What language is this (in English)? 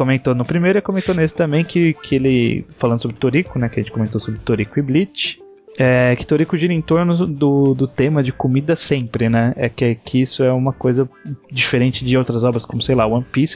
Portuguese